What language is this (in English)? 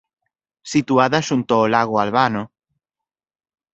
Galician